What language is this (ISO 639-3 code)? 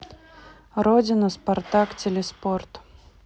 rus